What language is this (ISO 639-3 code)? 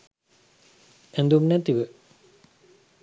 sin